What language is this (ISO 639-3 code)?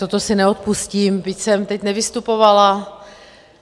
ces